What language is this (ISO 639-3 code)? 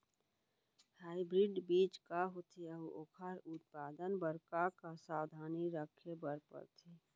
hne